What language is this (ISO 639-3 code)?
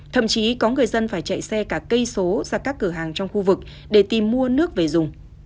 vie